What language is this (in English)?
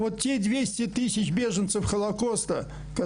Hebrew